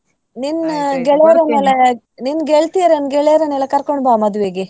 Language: Kannada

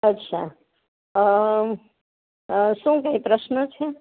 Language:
Gujarati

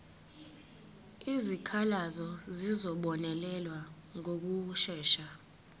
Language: Zulu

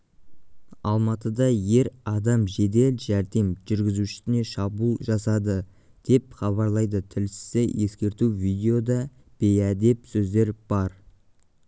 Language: Kazakh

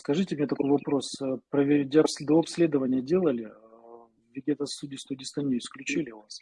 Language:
Russian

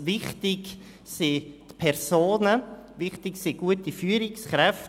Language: Swiss German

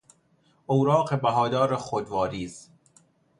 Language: Persian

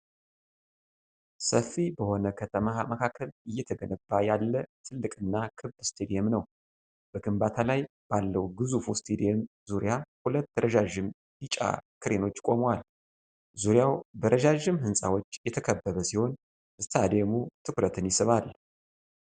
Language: Amharic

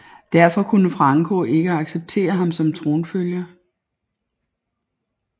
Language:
Danish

